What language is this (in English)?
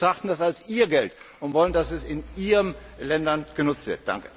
German